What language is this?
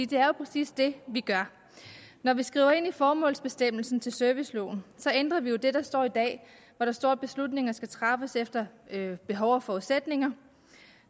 Danish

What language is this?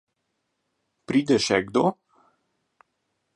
Slovenian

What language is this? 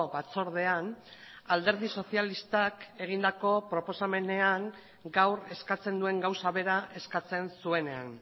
Basque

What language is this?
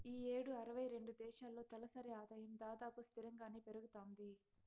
Telugu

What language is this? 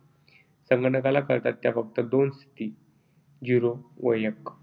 Marathi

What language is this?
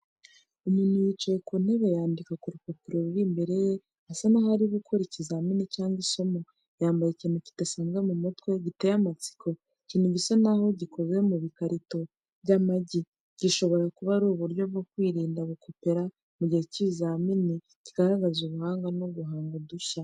Kinyarwanda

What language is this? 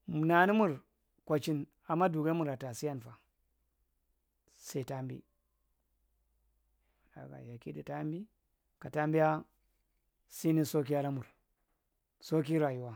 Marghi Central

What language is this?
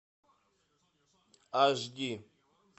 Russian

